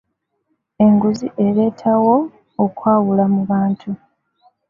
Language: Ganda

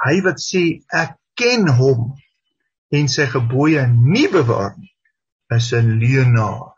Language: Dutch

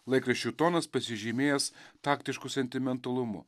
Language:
Lithuanian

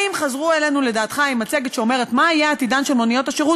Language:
Hebrew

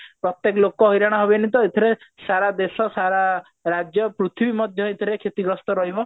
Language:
Odia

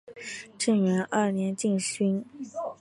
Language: Chinese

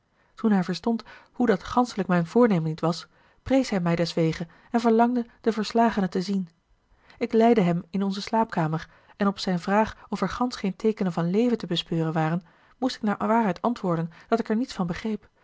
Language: Dutch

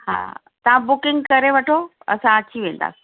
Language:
Sindhi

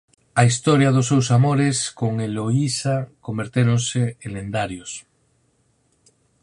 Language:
Galician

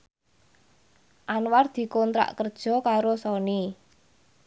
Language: Javanese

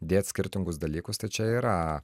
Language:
Lithuanian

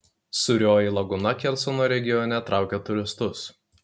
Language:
Lithuanian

